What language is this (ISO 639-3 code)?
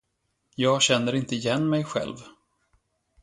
swe